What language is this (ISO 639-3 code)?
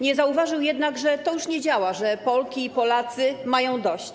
pol